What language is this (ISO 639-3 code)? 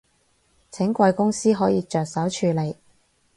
yue